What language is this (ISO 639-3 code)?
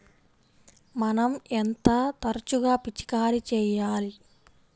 tel